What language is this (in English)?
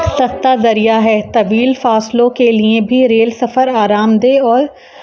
Urdu